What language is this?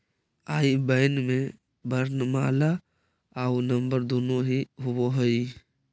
Magahi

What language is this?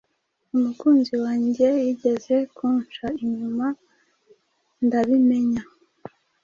Kinyarwanda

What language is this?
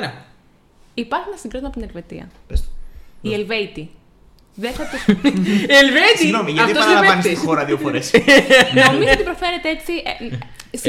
Greek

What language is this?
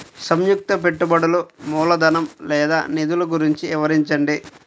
Telugu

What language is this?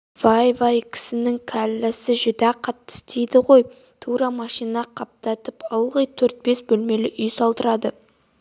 Kazakh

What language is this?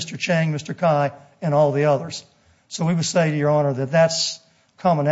English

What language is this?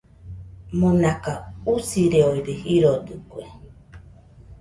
Nüpode Huitoto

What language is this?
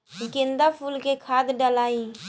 Bhojpuri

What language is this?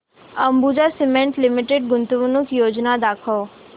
Marathi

